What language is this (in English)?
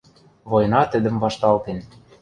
Western Mari